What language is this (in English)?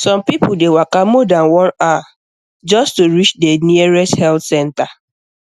Nigerian Pidgin